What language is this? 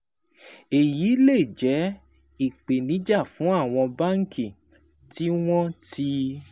Yoruba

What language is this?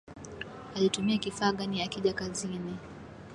Swahili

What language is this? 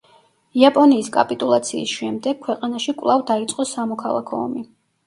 Georgian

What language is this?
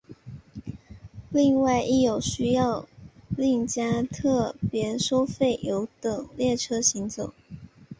Chinese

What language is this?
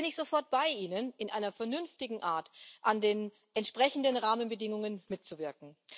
German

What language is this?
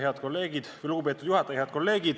Estonian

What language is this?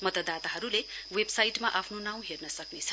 Nepali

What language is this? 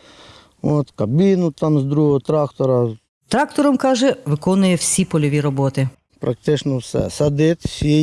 Ukrainian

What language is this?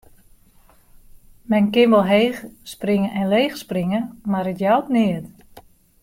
Western Frisian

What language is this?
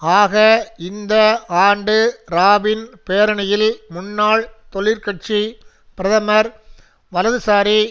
Tamil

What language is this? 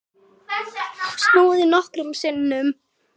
Icelandic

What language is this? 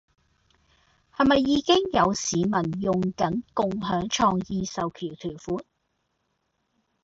Cantonese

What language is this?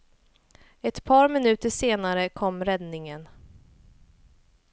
Swedish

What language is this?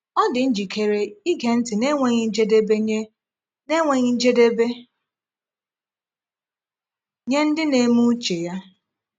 Igbo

